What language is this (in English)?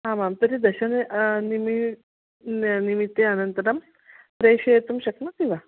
Sanskrit